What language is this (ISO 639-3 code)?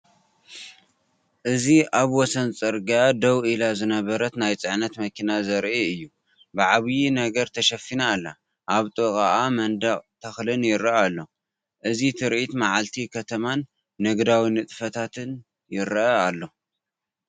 tir